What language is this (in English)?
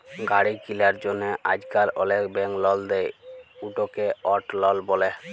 Bangla